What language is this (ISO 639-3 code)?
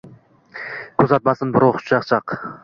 uzb